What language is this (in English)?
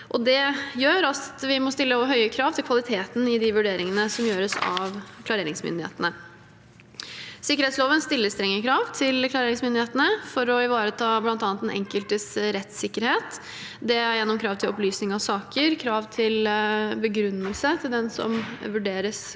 Norwegian